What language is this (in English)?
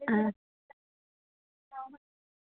Dogri